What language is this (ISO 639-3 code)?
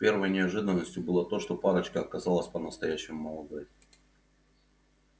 rus